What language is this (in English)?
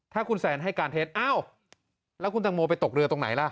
Thai